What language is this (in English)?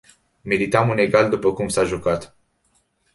Romanian